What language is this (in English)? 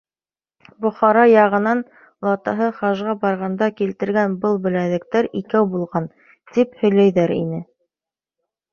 Bashkir